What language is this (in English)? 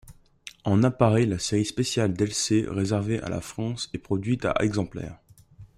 French